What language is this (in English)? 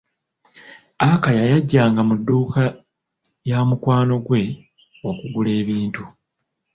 Ganda